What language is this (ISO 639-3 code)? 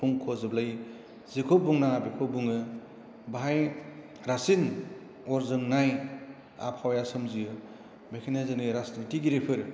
brx